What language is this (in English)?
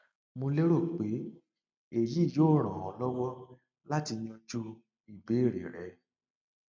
Yoruba